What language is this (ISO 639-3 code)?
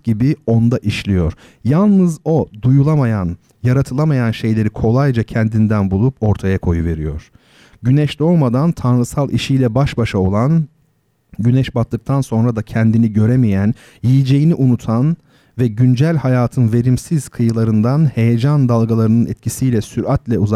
tur